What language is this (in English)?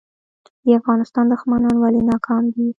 Pashto